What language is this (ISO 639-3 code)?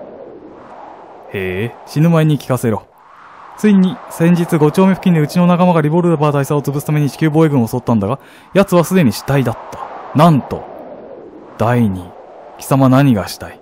jpn